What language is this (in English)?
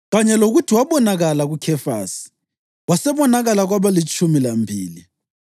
North Ndebele